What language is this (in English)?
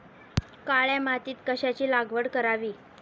Marathi